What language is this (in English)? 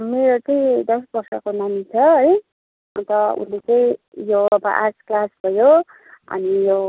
Nepali